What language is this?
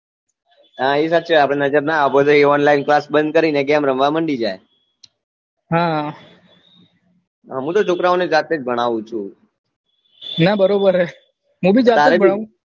Gujarati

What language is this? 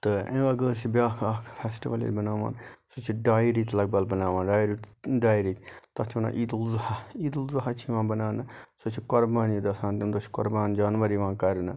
Kashmiri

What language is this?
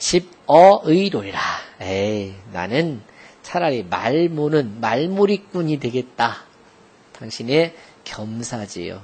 Korean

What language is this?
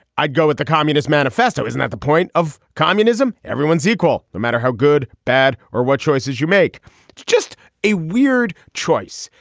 English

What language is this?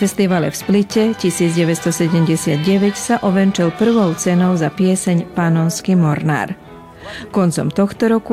Slovak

